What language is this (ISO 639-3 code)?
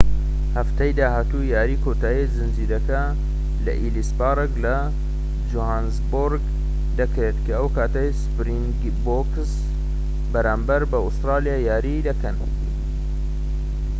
ckb